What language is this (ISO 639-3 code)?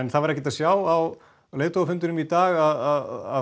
isl